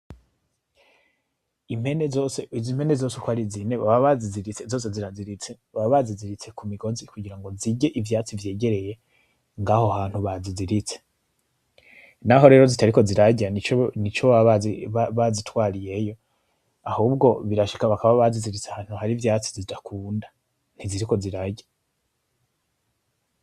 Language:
Rundi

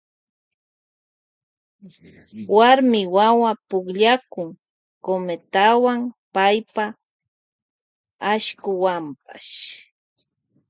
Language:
Loja Highland Quichua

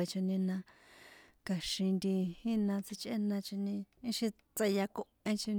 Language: San Juan Atzingo Popoloca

